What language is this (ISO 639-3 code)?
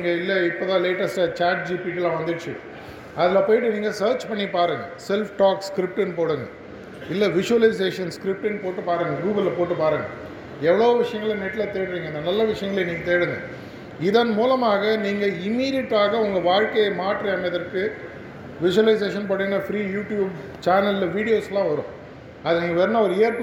tam